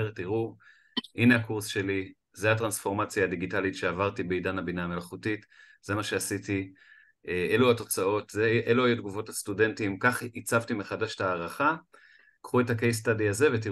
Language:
Hebrew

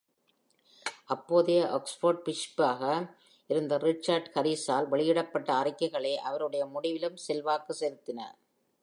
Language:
Tamil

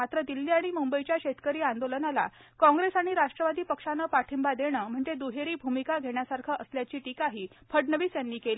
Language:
Marathi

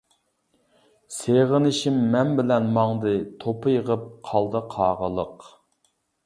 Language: Uyghur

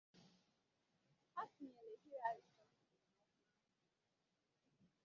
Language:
Igbo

